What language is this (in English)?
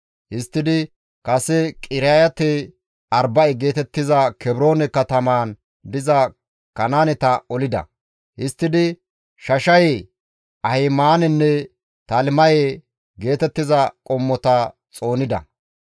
Gamo